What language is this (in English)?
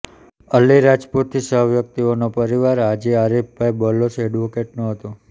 Gujarati